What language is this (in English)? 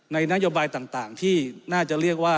Thai